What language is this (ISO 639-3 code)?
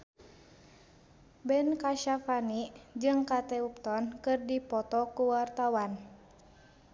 sun